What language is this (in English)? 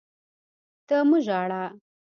Pashto